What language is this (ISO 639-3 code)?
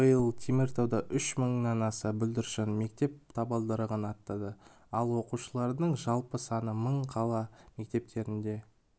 kaz